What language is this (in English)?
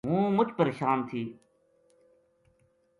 Gujari